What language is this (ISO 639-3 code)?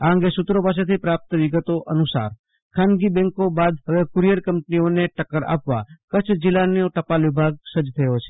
guj